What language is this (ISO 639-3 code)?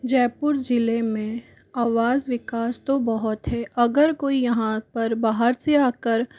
hin